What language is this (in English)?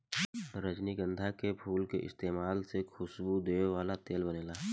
Bhojpuri